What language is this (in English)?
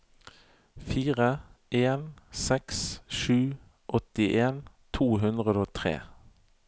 Norwegian